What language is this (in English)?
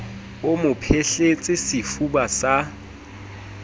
Southern Sotho